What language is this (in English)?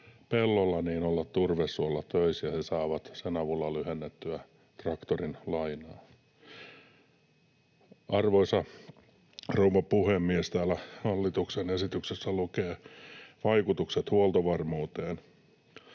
Finnish